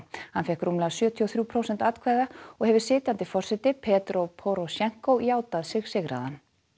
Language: Icelandic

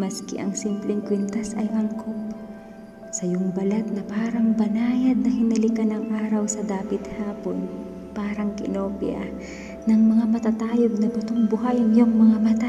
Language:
Filipino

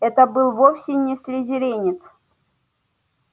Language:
Russian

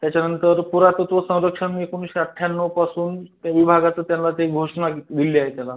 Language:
Marathi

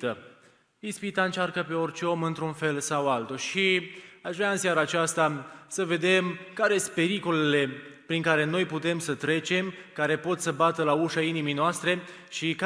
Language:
Romanian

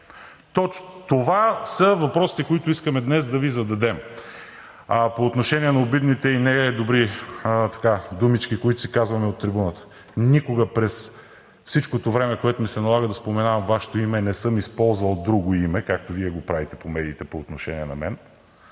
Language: Bulgarian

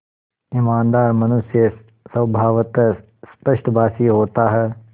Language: Hindi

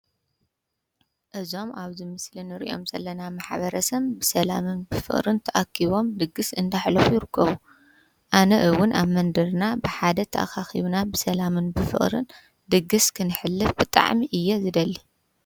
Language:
Tigrinya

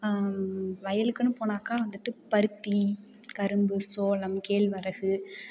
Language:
Tamil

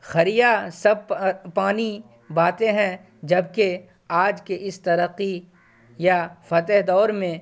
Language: Urdu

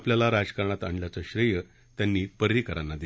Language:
Marathi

